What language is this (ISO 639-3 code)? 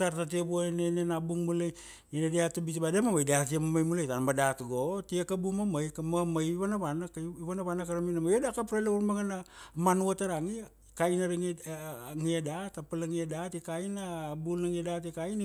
ksd